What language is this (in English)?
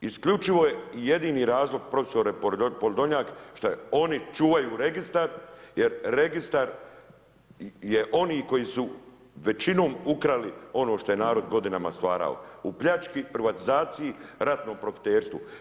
Croatian